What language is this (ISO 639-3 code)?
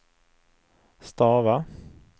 swe